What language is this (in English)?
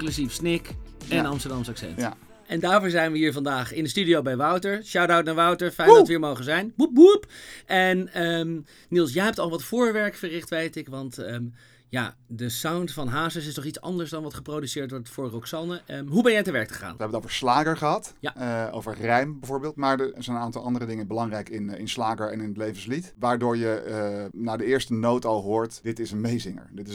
Dutch